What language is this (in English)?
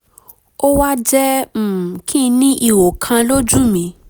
Yoruba